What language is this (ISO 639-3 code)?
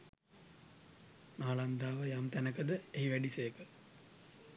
sin